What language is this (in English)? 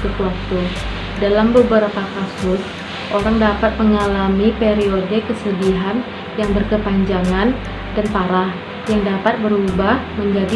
Indonesian